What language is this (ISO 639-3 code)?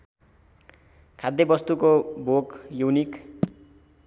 nep